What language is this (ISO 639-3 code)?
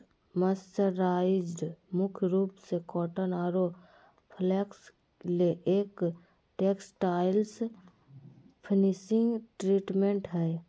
mag